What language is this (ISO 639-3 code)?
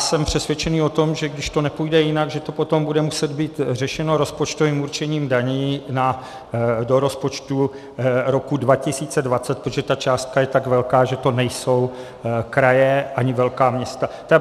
ces